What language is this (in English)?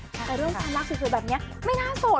Thai